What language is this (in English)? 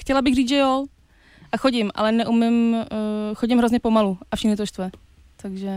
Czech